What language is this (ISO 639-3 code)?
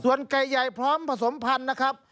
tha